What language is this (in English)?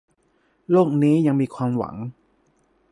Thai